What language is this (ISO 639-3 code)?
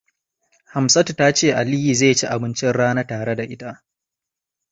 hau